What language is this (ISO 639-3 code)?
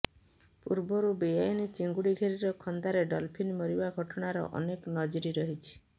ori